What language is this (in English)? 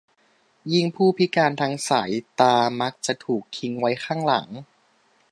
Thai